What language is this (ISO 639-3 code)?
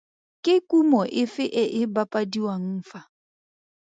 tsn